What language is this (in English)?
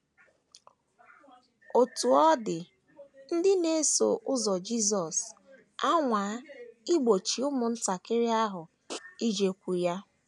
Igbo